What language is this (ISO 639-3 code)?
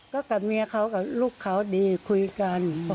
tha